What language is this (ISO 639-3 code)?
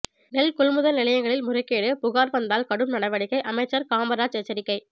tam